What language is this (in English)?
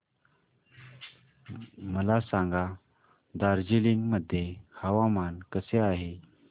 Marathi